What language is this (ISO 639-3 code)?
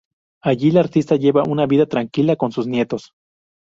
spa